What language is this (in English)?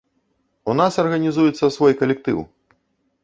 Belarusian